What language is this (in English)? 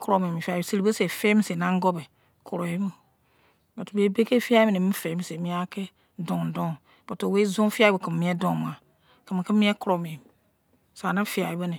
Izon